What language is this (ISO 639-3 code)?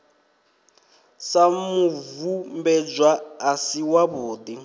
ven